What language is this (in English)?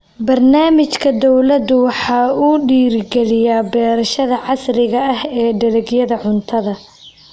Somali